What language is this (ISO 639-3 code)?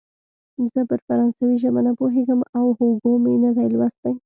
pus